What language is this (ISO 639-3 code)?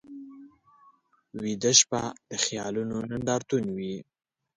pus